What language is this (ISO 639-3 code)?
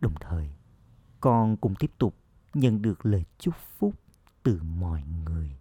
vie